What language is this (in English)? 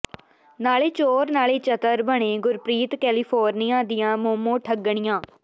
Punjabi